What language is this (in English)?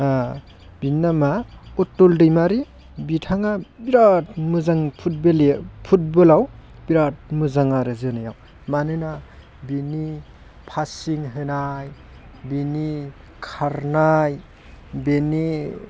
Bodo